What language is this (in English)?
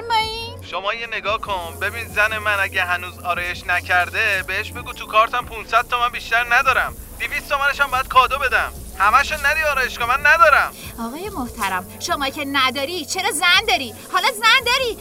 Persian